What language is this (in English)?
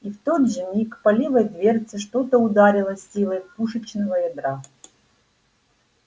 Russian